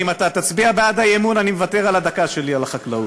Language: Hebrew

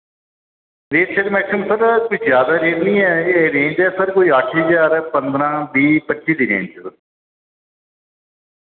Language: Dogri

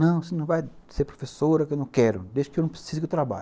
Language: Portuguese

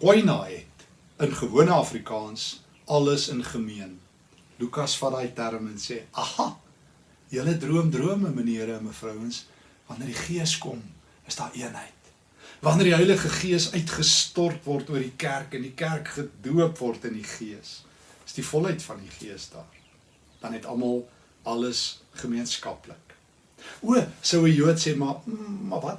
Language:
Dutch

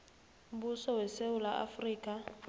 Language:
South Ndebele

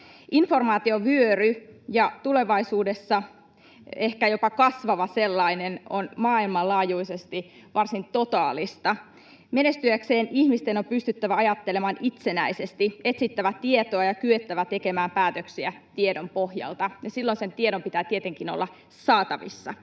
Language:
Finnish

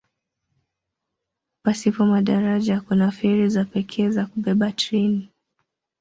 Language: Swahili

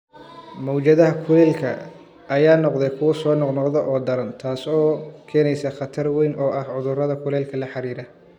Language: Somali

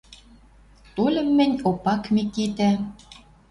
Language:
Western Mari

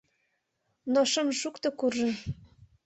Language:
Mari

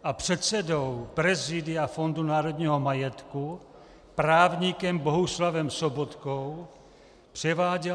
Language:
Czech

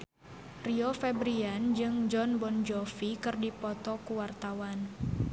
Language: Sundanese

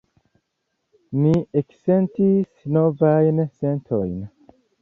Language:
Esperanto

